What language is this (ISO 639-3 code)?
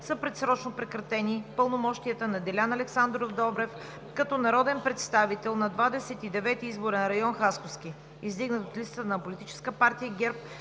bul